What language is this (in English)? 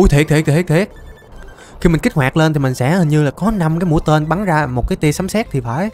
Vietnamese